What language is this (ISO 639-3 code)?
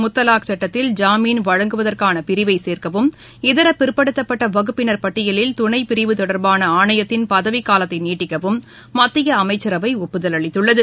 tam